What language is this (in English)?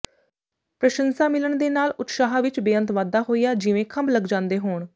Punjabi